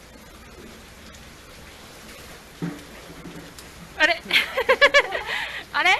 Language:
Japanese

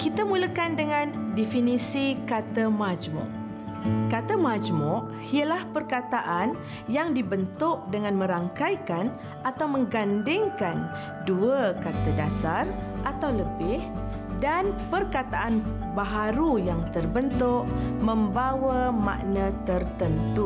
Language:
Malay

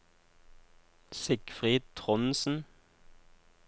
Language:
Norwegian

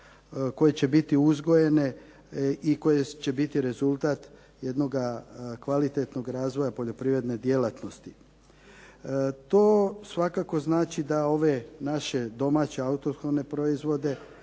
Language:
Croatian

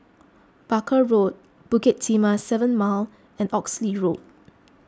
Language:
English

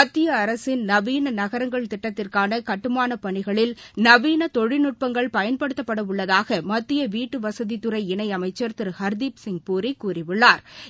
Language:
Tamil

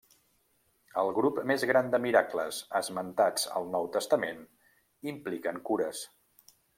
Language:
Catalan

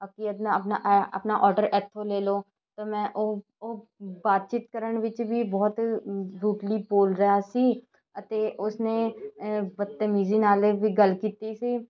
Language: Punjabi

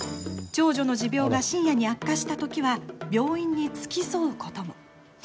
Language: Japanese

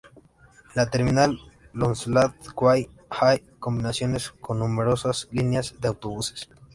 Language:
Spanish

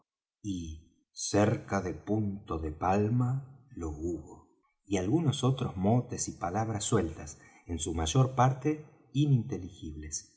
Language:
Spanish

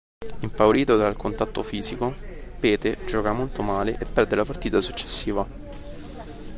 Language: Italian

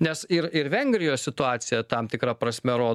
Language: Lithuanian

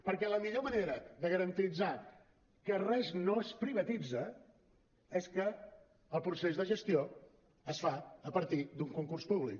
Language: Catalan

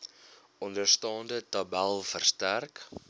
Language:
Afrikaans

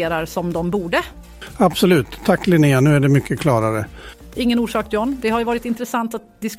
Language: Swedish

